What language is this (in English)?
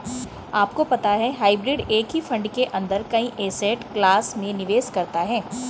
Hindi